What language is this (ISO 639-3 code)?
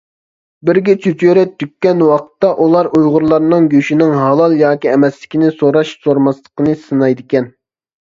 uig